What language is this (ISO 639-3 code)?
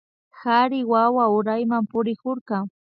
qvi